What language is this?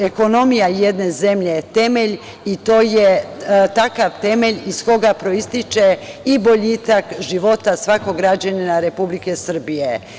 Serbian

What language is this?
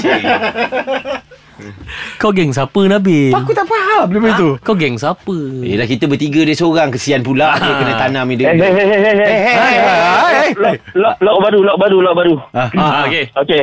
Malay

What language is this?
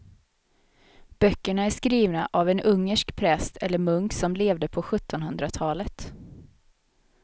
Swedish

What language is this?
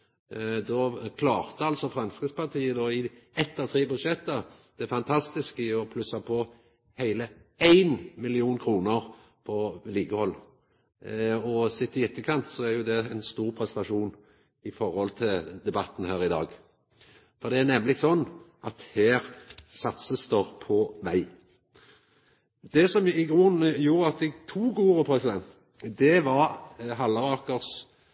Norwegian Nynorsk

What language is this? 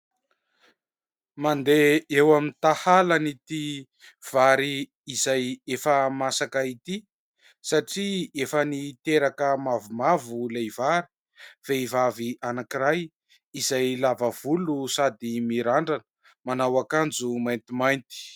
Malagasy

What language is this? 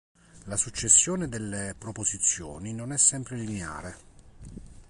Italian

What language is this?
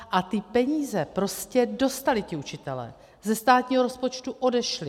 Czech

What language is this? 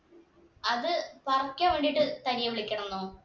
Malayalam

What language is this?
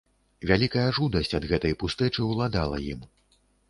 Belarusian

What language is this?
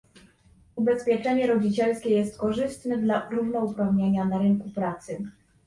Polish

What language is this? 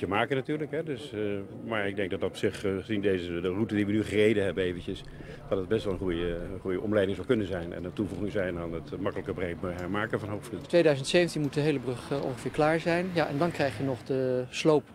Dutch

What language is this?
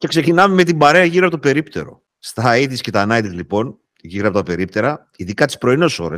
Greek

